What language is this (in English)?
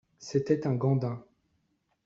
French